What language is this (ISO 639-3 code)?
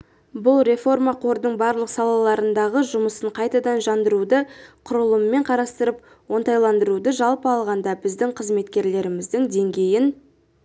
kaz